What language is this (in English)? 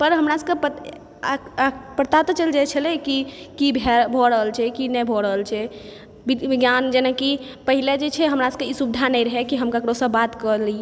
Maithili